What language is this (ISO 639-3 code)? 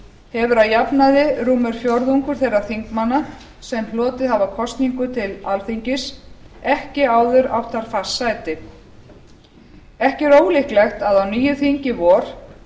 isl